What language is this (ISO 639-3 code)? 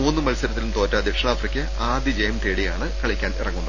mal